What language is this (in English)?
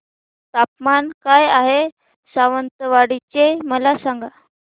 Marathi